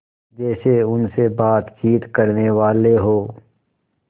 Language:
Hindi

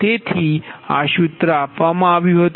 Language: Gujarati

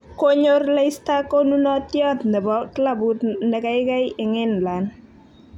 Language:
Kalenjin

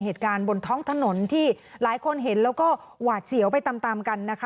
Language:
Thai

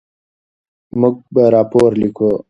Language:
Pashto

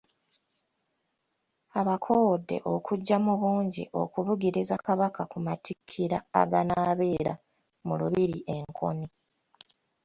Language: Ganda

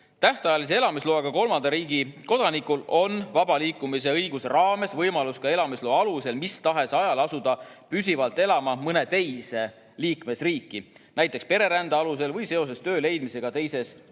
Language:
Estonian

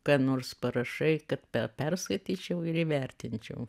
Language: Lithuanian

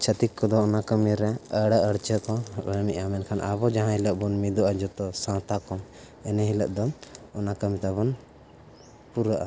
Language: Santali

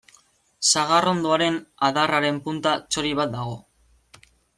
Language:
Basque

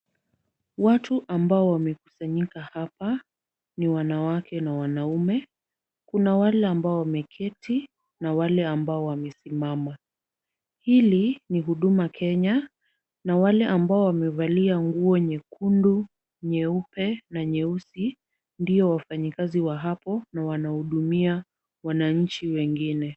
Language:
Swahili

